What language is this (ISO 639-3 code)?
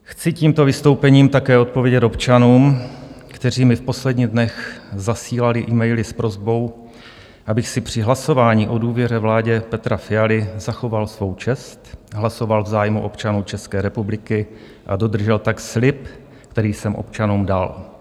ces